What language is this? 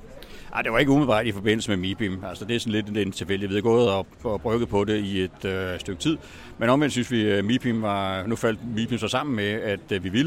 Danish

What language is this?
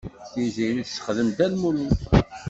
Kabyle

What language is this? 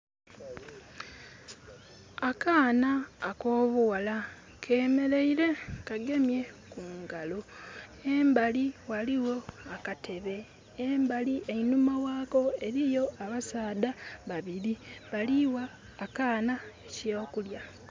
Soga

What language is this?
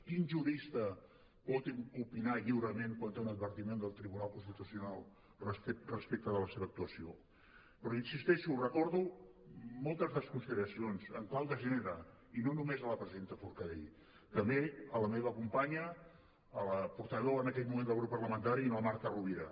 Catalan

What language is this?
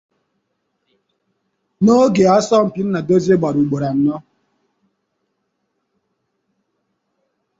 Igbo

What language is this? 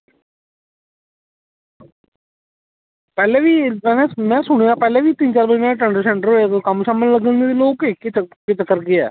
Dogri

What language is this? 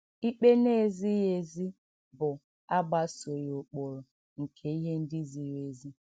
Igbo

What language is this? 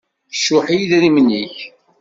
Kabyle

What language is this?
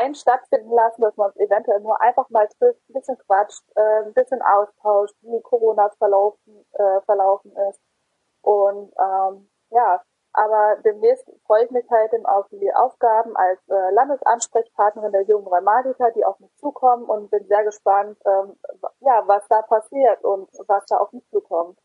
German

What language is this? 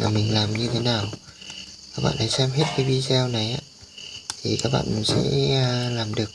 Vietnamese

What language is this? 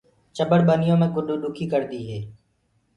Gurgula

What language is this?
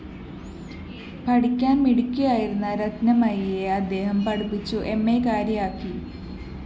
Malayalam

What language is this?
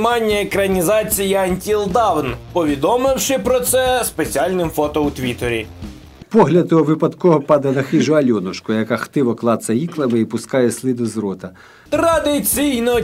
Ukrainian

